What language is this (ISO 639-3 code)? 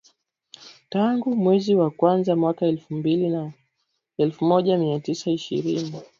swa